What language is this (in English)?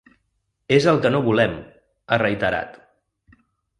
Catalan